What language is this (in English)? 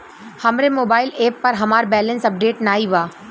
Bhojpuri